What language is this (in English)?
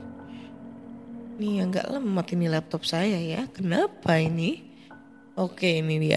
Indonesian